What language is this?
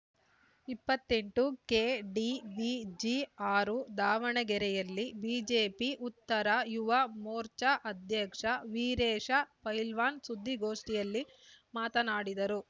Kannada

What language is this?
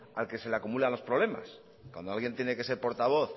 Spanish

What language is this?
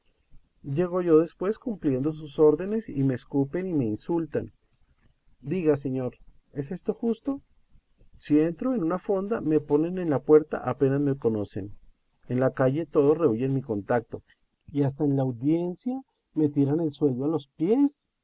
Spanish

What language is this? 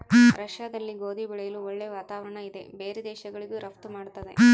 Kannada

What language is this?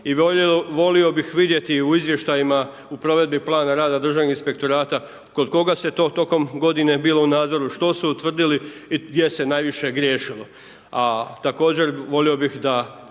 Croatian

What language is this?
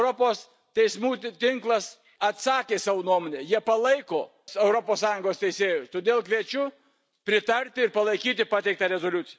Lithuanian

